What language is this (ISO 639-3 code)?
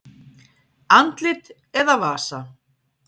isl